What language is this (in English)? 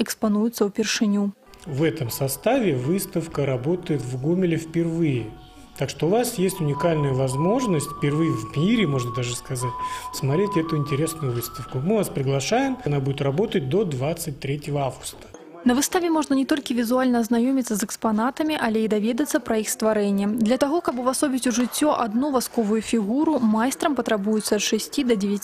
Russian